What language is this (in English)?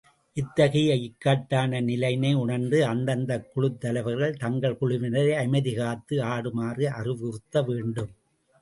Tamil